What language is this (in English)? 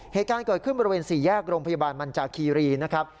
Thai